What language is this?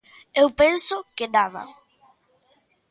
Galician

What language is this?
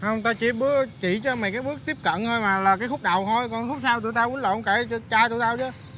Vietnamese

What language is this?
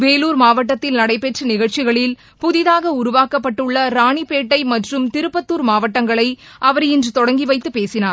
Tamil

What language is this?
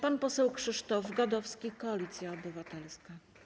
Polish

